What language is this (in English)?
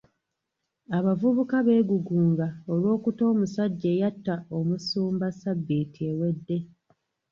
Ganda